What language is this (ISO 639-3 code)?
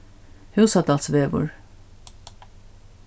fao